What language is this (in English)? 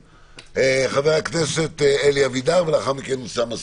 Hebrew